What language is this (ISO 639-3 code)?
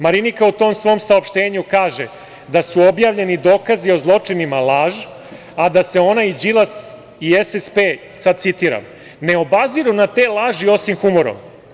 srp